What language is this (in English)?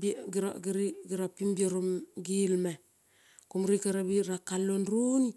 Kol (Papua New Guinea)